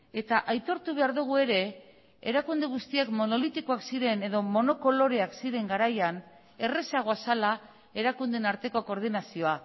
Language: Basque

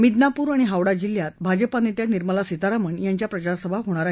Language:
Marathi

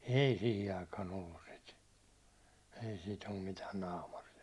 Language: Finnish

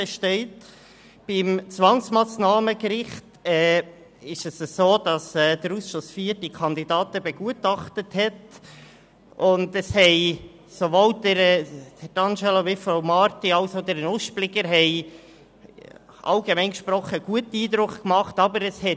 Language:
Swiss German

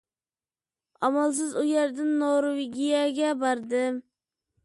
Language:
Uyghur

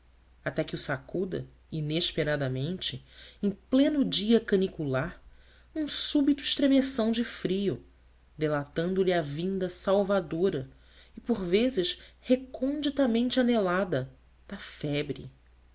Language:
Portuguese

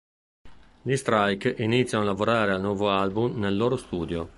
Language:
Italian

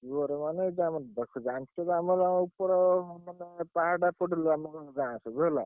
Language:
Odia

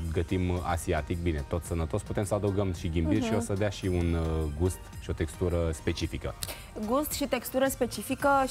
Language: Romanian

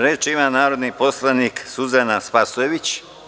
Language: Serbian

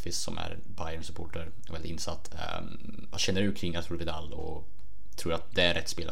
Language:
Swedish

